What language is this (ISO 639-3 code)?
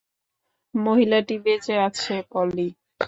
ben